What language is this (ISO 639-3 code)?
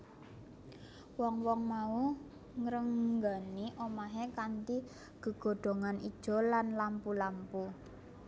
jav